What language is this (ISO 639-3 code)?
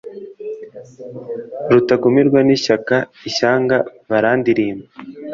kin